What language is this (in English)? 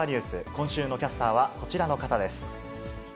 Japanese